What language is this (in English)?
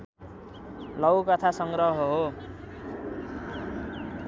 Nepali